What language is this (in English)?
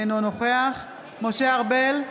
Hebrew